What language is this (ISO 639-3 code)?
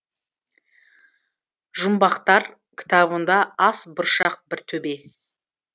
kaz